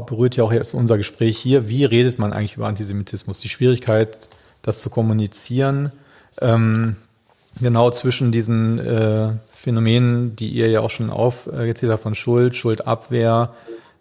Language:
German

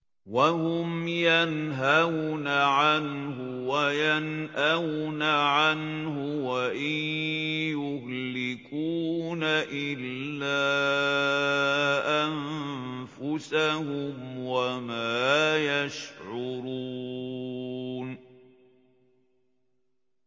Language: Arabic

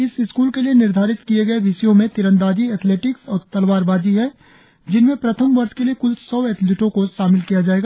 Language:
Hindi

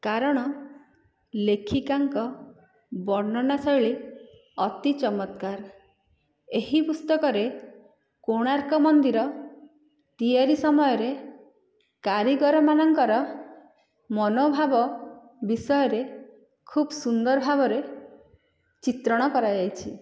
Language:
Odia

